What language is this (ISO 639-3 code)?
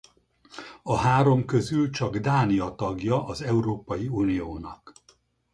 hun